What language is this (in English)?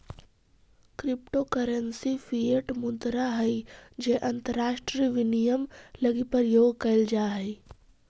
Magahi